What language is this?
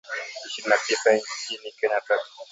Swahili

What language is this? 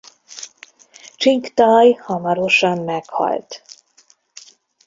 Hungarian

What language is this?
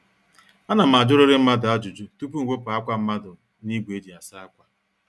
Igbo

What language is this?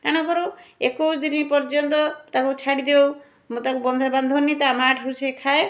Odia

